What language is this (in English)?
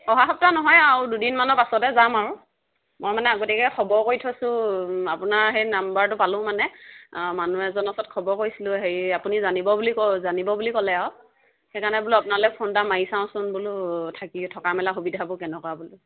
Assamese